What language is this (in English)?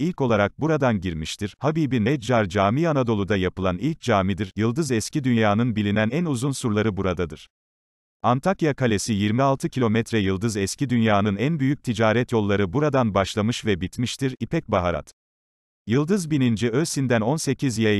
Turkish